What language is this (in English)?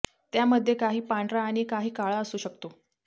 Marathi